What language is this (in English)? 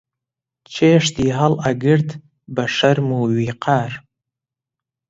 Central Kurdish